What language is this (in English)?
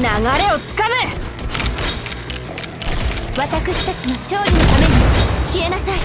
Japanese